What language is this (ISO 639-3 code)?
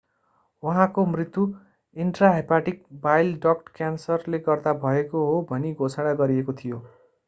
nep